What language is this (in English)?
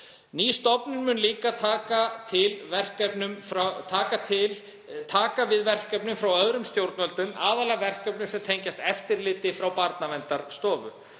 Icelandic